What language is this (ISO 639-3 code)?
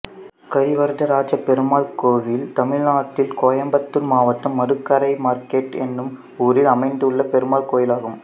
tam